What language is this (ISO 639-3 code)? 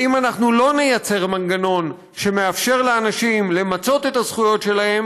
heb